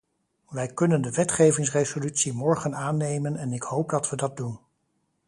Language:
Dutch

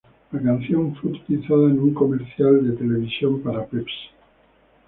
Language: Spanish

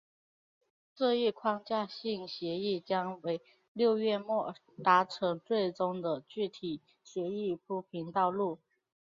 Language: Chinese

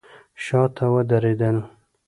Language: Pashto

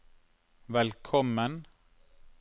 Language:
Norwegian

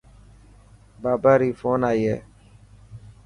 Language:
Dhatki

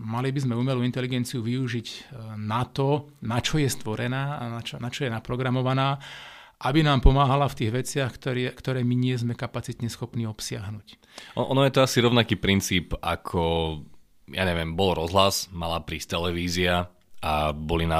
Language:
Slovak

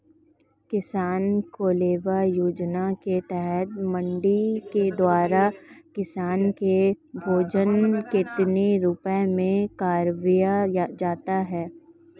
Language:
Hindi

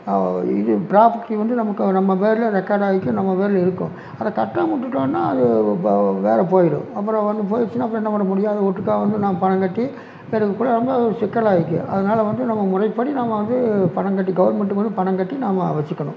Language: Tamil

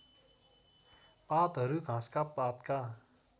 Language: Nepali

